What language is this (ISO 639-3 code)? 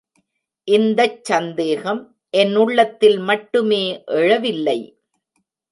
tam